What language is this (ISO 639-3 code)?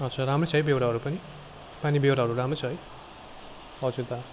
nep